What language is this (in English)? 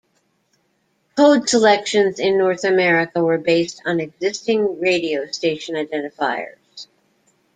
English